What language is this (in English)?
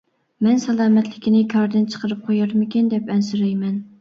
Uyghur